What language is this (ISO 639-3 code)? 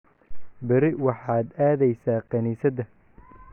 som